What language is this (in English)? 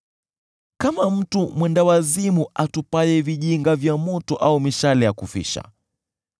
Swahili